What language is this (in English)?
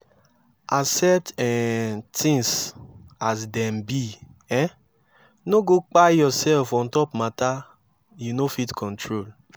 Nigerian Pidgin